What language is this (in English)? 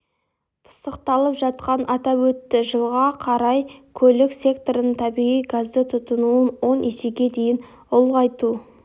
Kazakh